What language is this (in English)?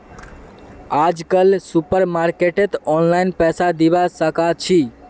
Magahi